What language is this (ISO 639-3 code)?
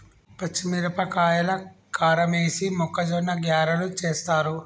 tel